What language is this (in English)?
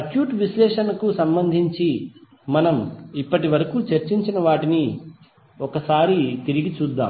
Telugu